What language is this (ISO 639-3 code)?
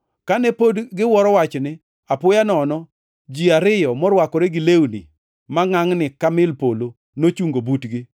luo